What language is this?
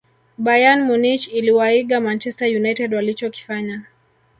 Swahili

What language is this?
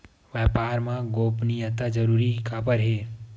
Chhattisgarhi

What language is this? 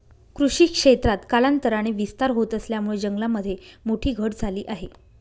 Marathi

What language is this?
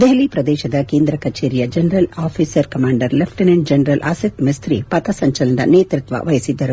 Kannada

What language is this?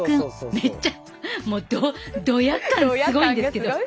Japanese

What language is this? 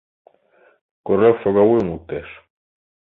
Mari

